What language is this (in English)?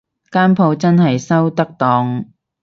Cantonese